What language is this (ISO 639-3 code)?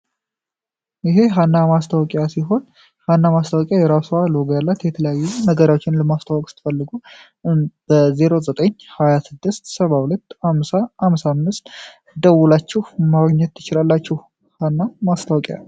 amh